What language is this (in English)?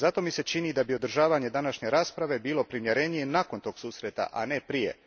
Croatian